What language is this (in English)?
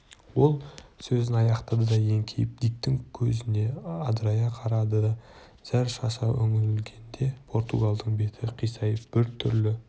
Kazakh